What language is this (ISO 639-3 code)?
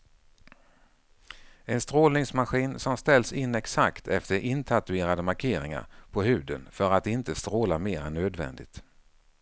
swe